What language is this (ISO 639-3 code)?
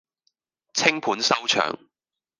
yue